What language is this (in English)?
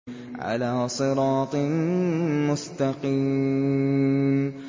Arabic